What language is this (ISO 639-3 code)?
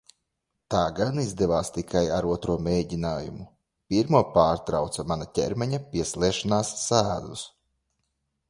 lav